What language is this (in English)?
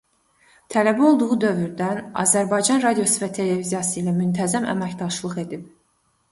Azerbaijani